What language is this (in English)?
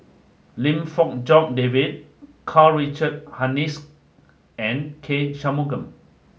English